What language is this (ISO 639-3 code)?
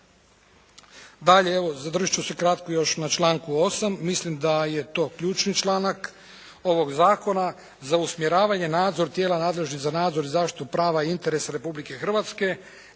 hrv